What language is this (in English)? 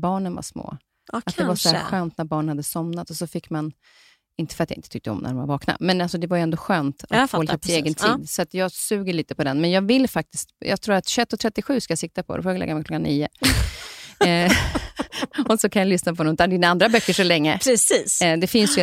Swedish